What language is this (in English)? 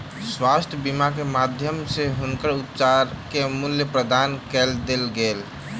Maithili